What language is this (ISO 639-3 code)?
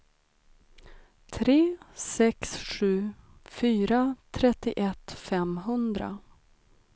swe